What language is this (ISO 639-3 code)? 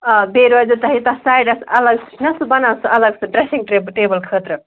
kas